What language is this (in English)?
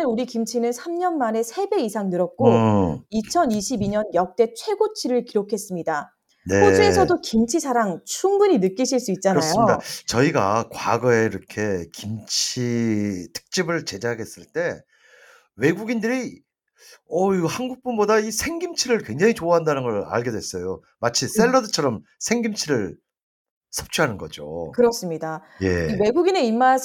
Korean